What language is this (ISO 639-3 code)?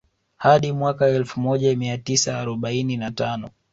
swa